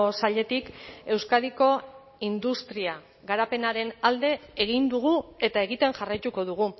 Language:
Basque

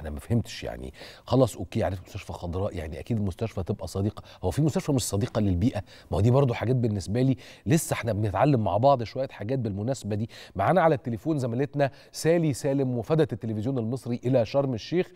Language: Arabic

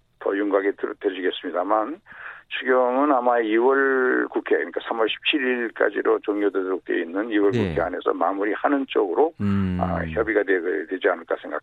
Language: Korean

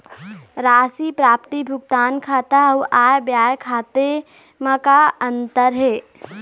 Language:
Chhattisgarhi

